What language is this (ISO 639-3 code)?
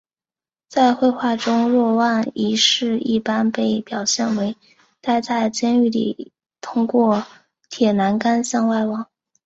zho